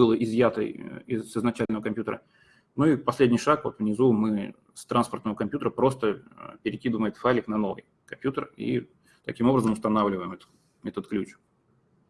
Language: Russian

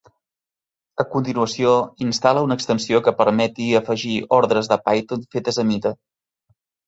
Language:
Catalan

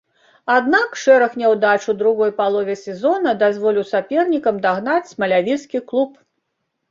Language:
Belarusian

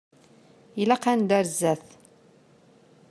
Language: Kabyle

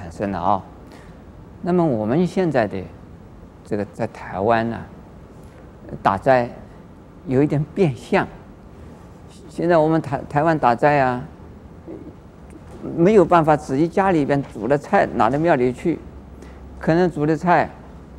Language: Chinese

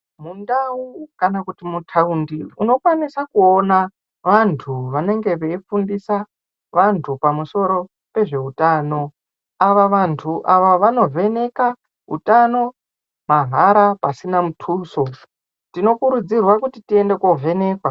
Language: Ndau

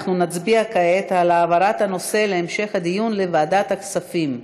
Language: Hebrew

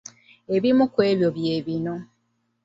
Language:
Ganda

